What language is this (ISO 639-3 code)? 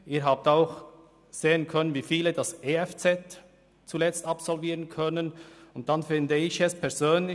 gsw